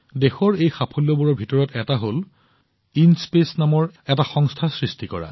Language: Assamese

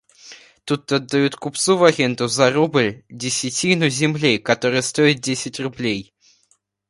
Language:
Russian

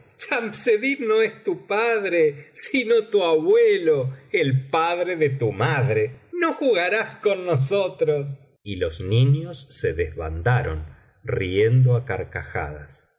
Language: Spanish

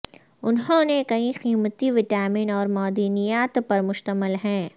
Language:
Urdu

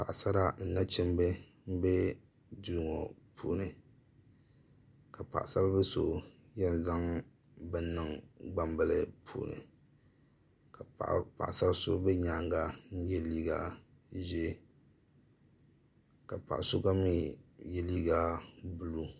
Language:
Dagbani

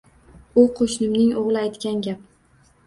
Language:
Uzbek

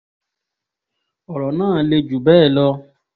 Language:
Yoruba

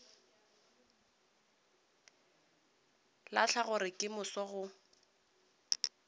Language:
Northern Sotho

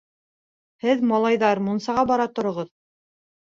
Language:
Bashkir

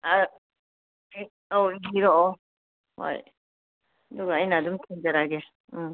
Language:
Manipuri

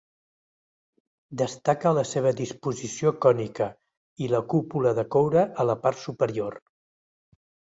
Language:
Catalan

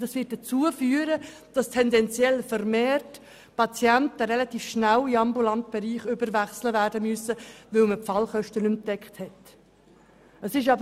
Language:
Swiss German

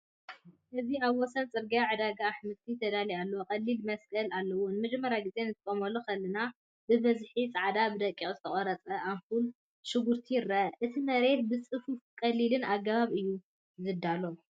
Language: Tigrinya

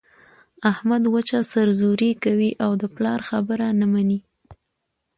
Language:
Pashto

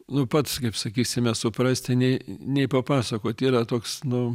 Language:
Lithuanian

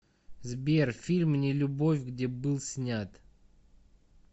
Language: Russian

